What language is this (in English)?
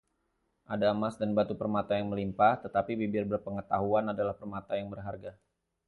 Indonesian